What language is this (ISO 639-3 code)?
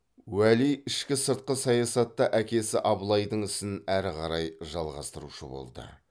kaz